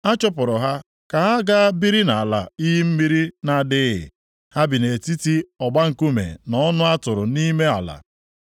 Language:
Igbo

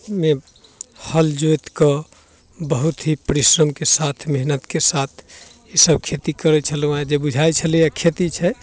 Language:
Maithili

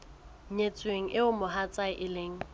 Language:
Southern Sotho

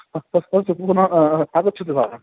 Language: Sanskrit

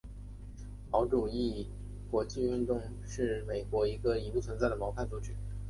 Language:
Chinese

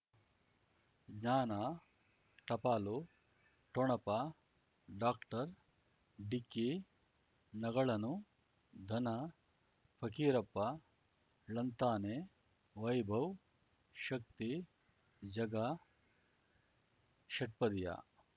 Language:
Kannada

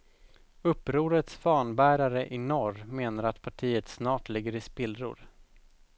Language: Swedish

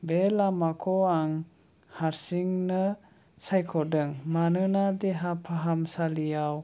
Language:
Bodo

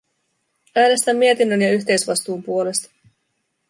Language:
Finnish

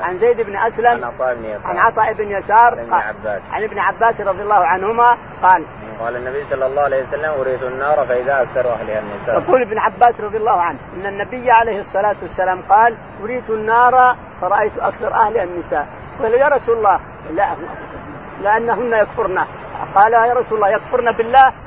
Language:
Arabic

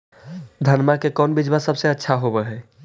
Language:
Magahi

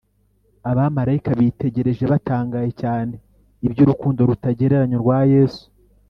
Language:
Kinyarwanda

